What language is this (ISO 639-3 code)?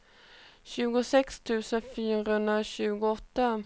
swe